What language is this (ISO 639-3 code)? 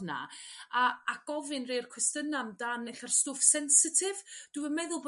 cym